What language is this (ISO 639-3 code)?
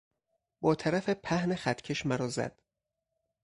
fas